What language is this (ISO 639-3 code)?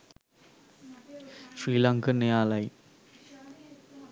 sin